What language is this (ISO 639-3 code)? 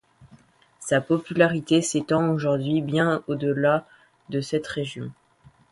fra